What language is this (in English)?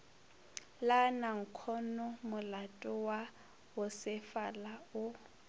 Northern Sotho